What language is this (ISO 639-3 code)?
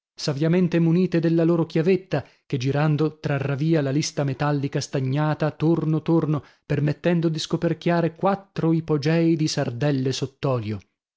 ita